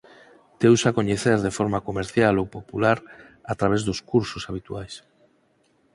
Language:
Galician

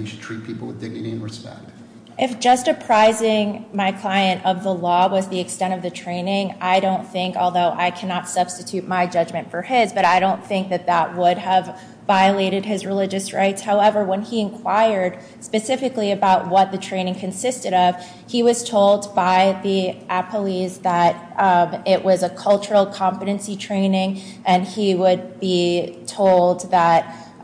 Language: English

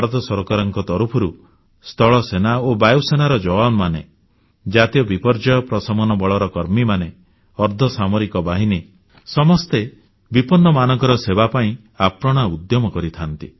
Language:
Odia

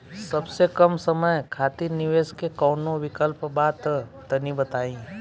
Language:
Bhojpuri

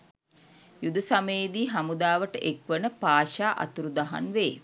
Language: Sinhala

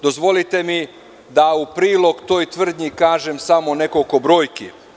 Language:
Serbian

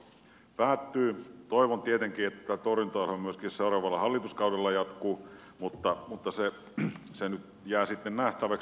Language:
Finnish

